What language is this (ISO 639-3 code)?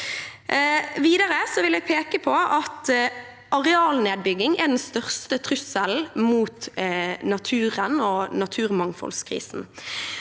nor